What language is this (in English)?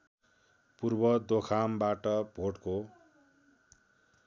Nepali